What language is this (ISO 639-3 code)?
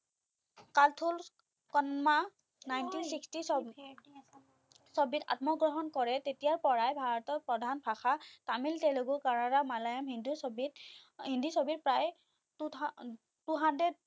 asm